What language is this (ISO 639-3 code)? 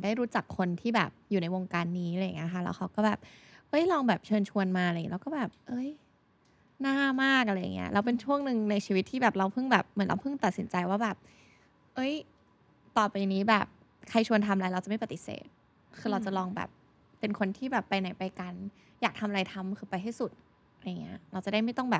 tha